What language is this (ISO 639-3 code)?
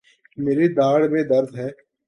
urd